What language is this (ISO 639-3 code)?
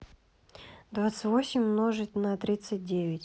rus